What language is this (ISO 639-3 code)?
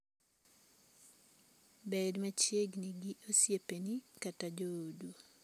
luo